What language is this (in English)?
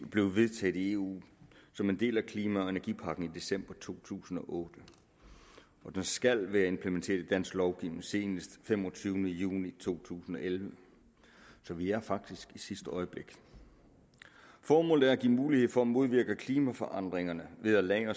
Danish